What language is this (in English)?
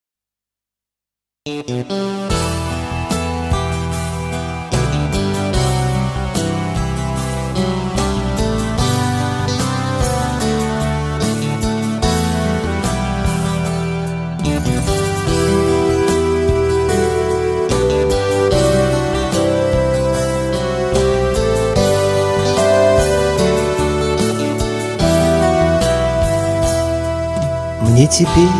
Russian